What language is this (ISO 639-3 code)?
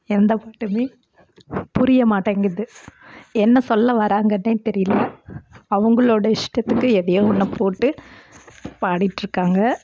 tam